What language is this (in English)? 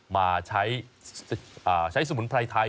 Thai